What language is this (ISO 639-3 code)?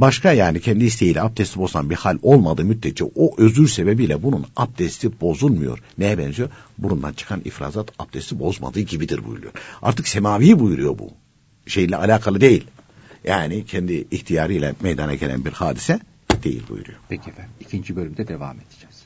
tur